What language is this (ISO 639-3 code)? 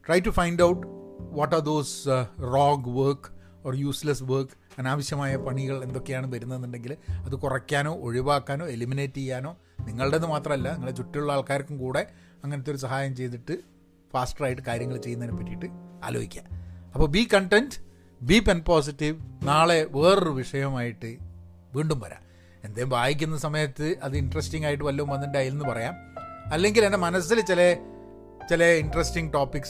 mal